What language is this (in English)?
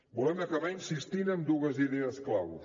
Catalan